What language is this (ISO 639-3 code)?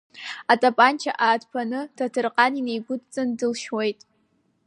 abk